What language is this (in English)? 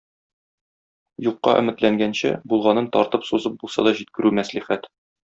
Tatar